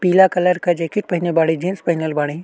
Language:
Bhojpuri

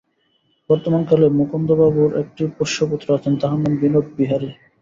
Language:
Bangla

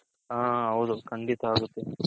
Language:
Kannada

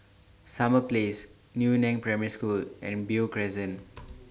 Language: English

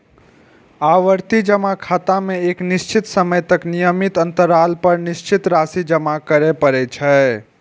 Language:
Maithili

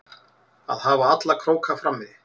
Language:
Icelandic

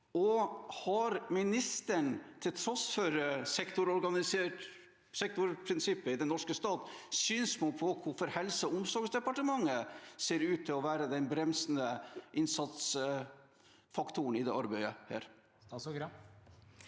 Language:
Norwegian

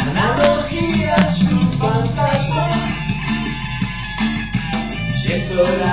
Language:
Romanian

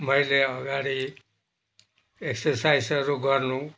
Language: Nepali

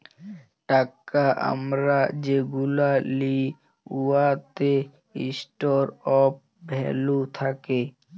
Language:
Bangla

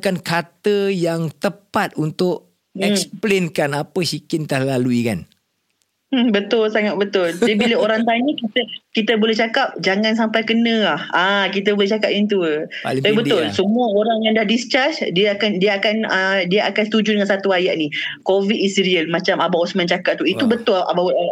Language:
Malay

